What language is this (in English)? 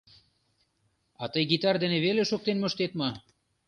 Mari